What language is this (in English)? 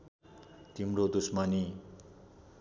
Nepali